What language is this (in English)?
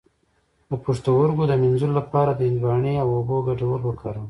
Pashto